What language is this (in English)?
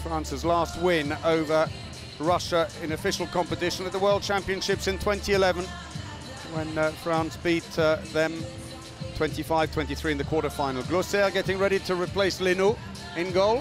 English